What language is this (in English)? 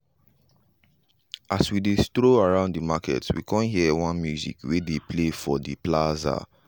Nigerian Pidgin